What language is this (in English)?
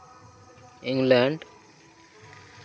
Santali